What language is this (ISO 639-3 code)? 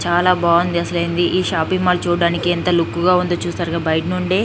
tel